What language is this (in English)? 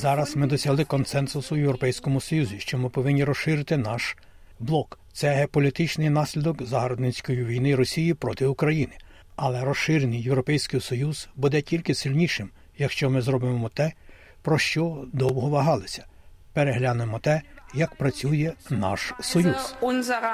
Ukrainian